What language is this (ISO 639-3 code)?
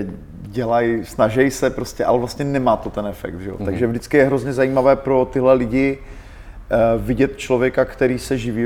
ces